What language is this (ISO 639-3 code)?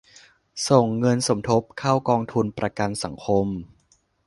tha